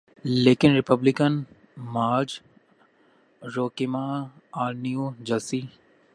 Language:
Urdu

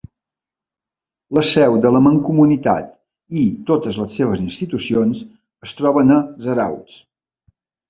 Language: Catalan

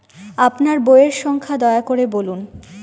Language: Bangla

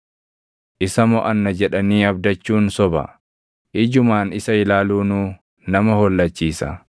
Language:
Oromo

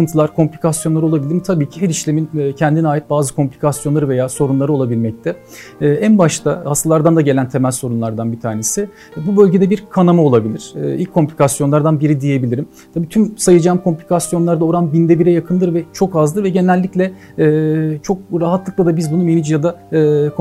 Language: Turkish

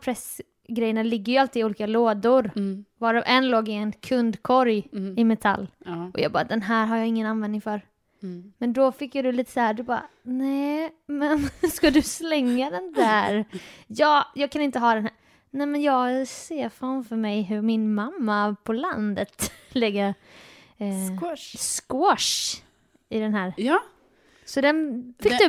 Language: Swedish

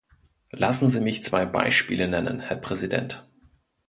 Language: German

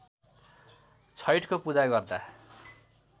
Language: Nepali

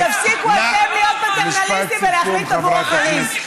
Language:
Hebrew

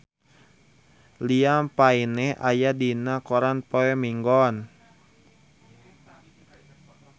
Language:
Sundanese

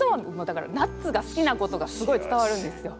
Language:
Japanese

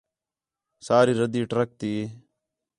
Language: Khetrani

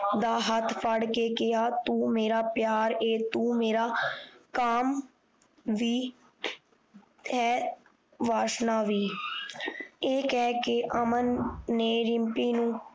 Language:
Punjabi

